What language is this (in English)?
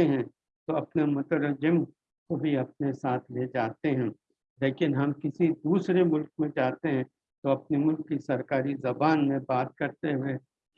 Urdu